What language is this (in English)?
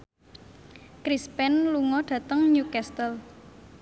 Javanese